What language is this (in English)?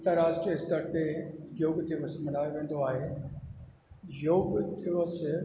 Sindhi